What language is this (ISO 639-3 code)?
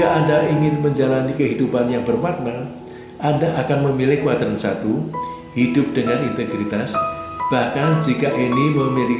ind